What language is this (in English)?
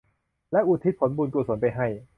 Thai